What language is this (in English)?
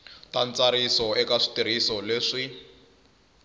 Tsonga